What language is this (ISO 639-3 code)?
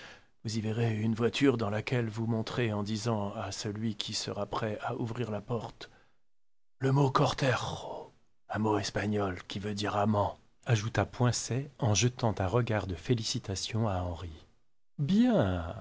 fra